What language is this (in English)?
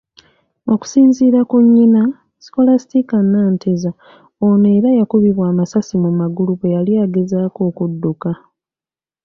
Ganda